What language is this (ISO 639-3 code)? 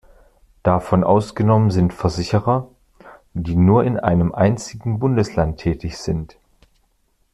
deu